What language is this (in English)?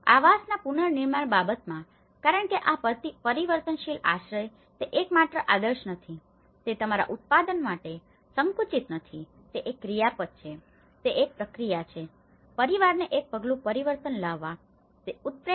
Gujarati